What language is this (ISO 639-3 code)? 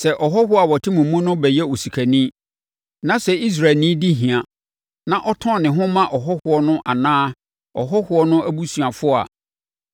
aka